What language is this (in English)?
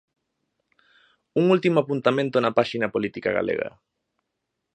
Galician